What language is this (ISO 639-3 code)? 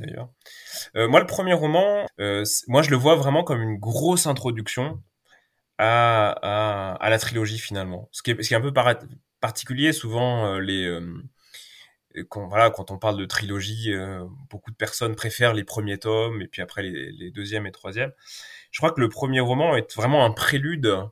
fra